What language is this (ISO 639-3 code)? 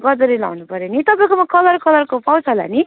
nep